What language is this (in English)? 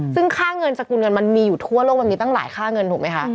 Thai